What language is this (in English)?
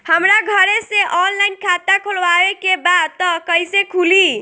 Bhojpuri